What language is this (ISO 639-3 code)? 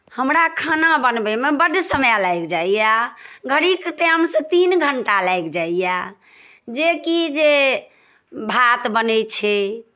mai